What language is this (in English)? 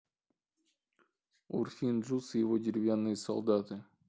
Russian